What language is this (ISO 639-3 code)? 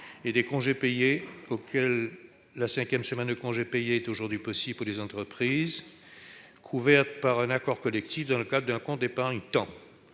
fra